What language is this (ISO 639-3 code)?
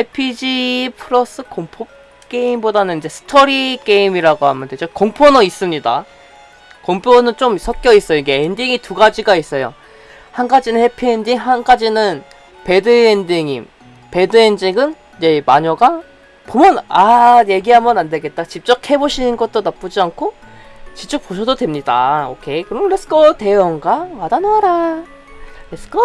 kor